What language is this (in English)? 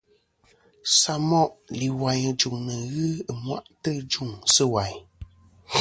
Kom